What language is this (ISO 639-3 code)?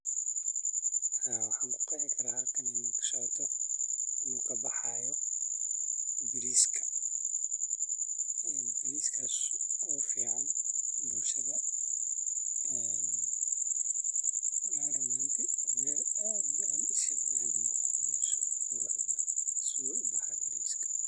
som